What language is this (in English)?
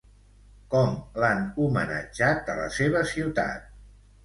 Catalan